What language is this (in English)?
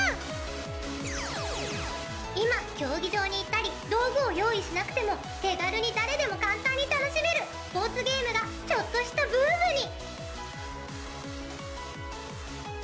Japanese